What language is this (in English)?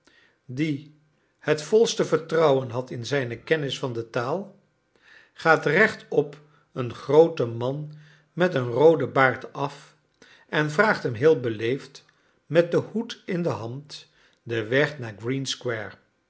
Dutch